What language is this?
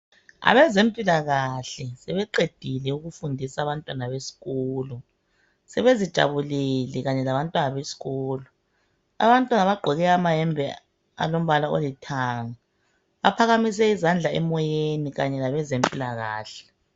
North Ndebele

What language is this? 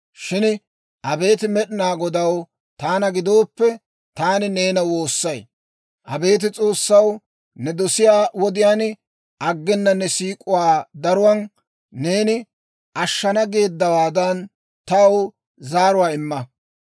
Dawro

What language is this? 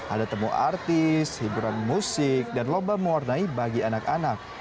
Indonesian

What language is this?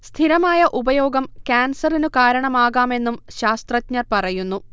Malayalam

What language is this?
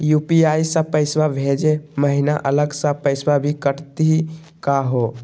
Magahi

